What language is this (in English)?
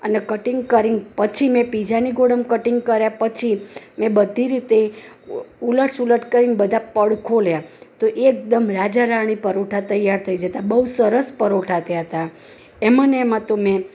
Gujarati